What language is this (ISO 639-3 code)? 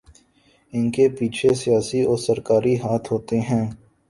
urd